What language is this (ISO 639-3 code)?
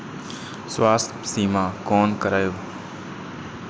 mai